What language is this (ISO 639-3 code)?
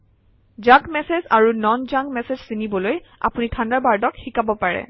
asm